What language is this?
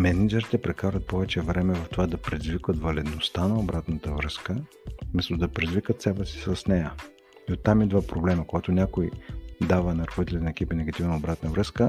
Bulgarian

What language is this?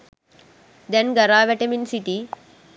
Sinhala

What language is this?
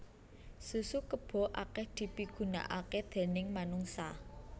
Javanese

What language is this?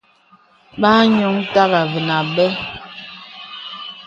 Bebele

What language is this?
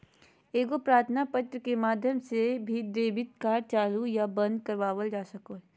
Magahi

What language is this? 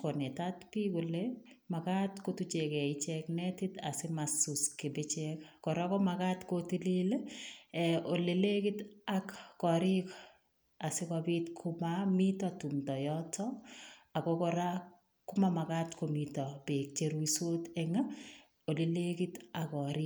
Kalenjin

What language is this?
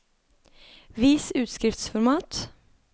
Norwegian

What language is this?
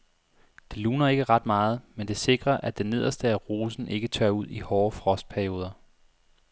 Danish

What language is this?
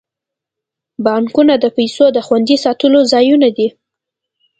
Pashto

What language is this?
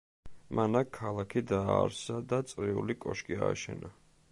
Georgian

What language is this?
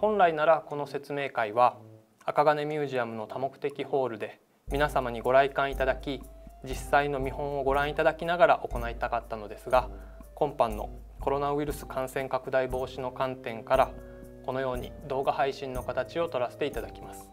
Japanese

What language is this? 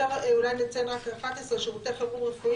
Hebrew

